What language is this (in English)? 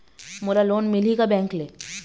Chhattisgarhi